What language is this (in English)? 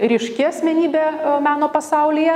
Lithuanian